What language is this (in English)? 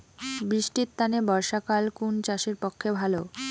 Bangla